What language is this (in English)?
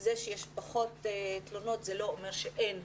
Hebrew